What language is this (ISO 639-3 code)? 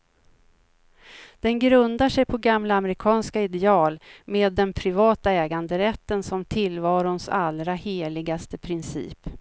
swe